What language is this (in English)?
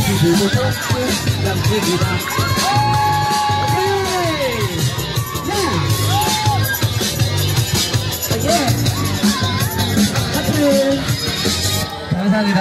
Polish